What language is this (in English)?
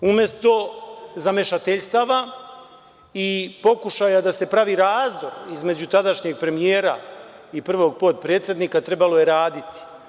Serbian